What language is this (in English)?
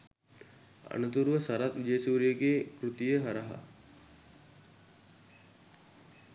Sinhala